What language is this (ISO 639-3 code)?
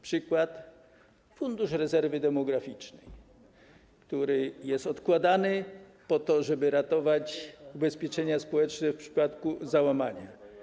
pol